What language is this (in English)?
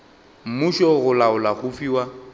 Northern Sotho